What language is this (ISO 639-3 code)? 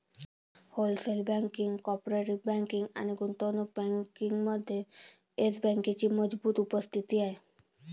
mar